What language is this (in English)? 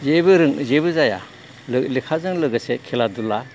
Bodo